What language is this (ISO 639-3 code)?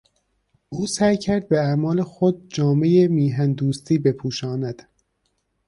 fas